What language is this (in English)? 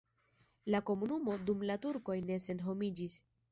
Esperanto